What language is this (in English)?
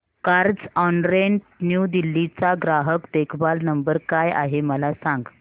Marathi